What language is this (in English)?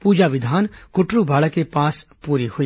Hindi